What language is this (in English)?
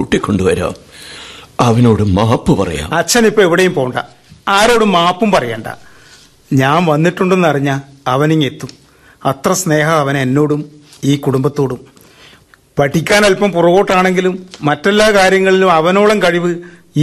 Malayalam